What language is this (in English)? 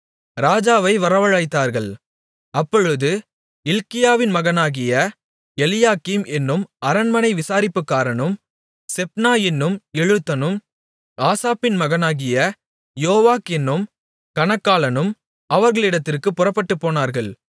Tamil